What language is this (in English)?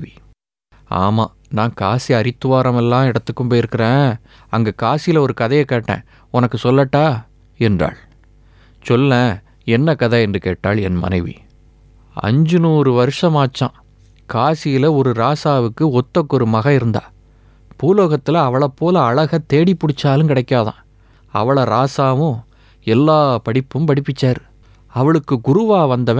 Tamil